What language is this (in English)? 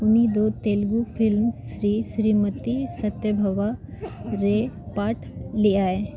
Santali